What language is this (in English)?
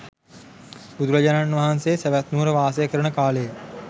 Sinhala